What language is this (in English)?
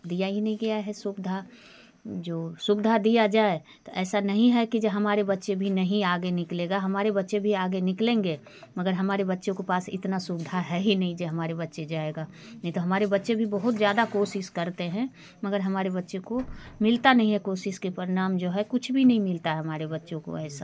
Hindi